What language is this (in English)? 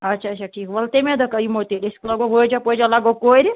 Kashmiri